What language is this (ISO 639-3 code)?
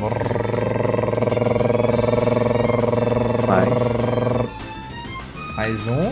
por